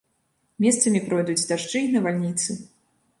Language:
Belarusian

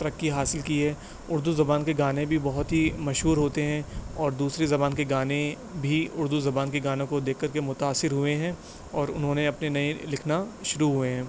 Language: Urdu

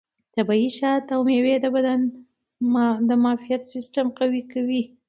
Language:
Pashto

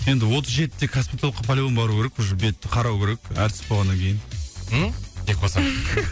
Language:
Kazakh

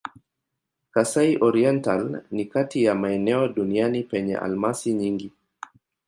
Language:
Swahili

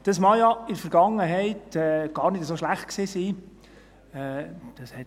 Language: Swiss German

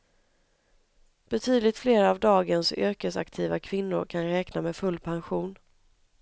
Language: Swedish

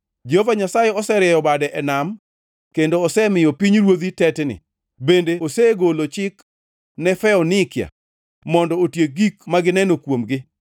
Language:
Luo (Kenya and Tanzania)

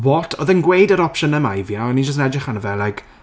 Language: Welsh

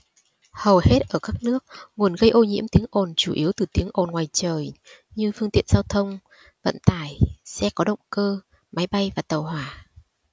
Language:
Vietnamese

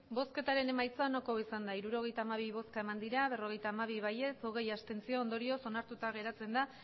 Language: Basque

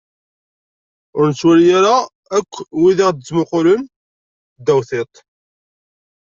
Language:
Kabyle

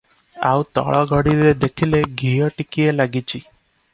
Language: Odia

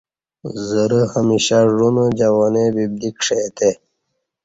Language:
Kati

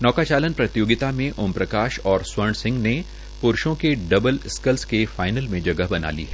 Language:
Hindi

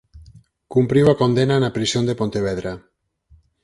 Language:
Galician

